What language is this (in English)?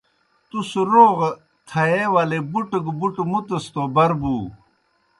Kohistani Shina